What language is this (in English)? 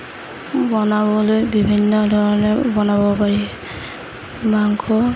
Assamese